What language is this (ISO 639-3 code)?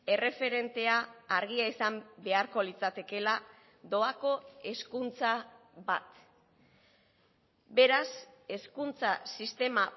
eus